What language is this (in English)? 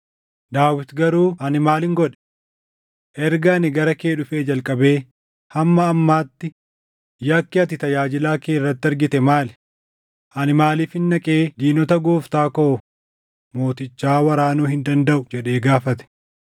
Oromo